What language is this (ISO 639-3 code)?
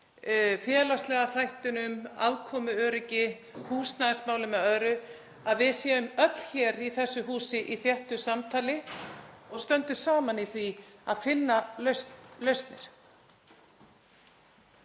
isl